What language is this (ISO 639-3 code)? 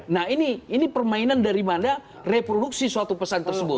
ind